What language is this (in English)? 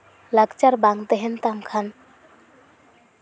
Santali